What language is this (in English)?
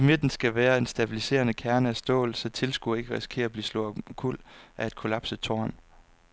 Danish